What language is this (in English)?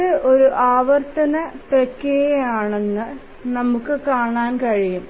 Malayalam